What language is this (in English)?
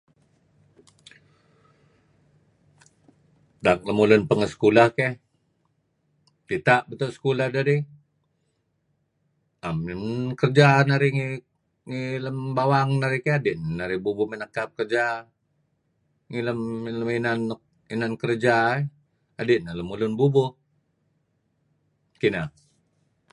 Kelabit